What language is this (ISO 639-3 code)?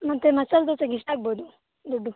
kan